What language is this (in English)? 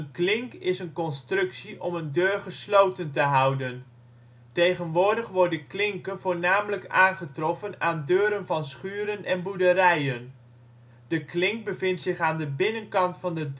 Dutch